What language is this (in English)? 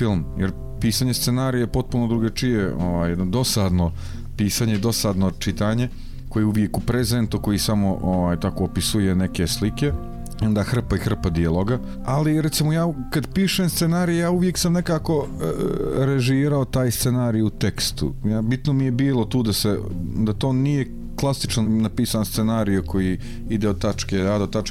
Croatian